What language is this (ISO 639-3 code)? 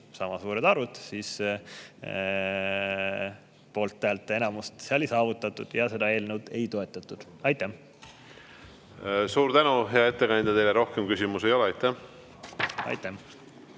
est